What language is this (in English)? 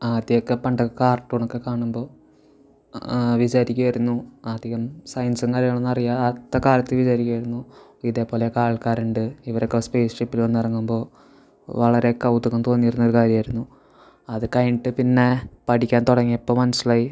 Malayalam